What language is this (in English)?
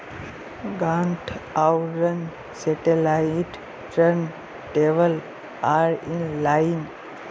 Magahi